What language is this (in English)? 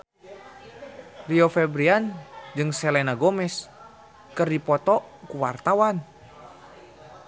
Sundanese